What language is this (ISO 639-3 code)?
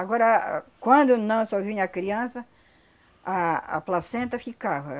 por